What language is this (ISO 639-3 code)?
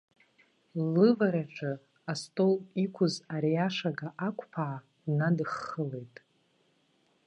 abk